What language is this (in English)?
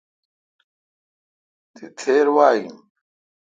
Kalkoti